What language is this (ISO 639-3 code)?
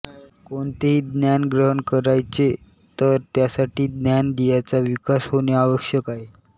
mar